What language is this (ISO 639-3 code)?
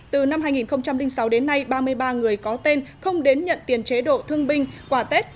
vie